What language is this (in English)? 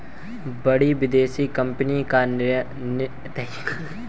Hindi